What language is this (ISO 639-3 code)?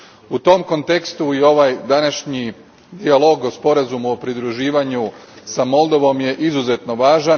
hrv